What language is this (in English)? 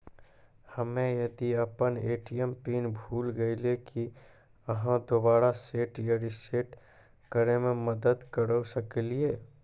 Maithili